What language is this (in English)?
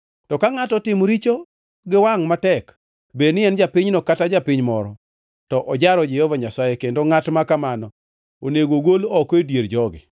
Luo (Kenya and Tanzania)